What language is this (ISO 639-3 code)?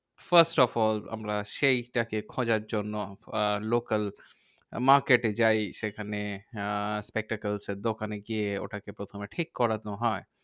ben